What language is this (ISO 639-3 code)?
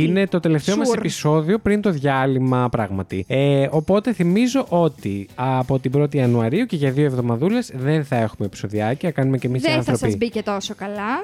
ell